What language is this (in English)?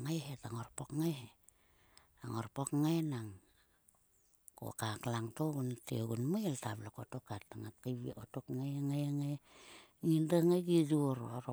Sulka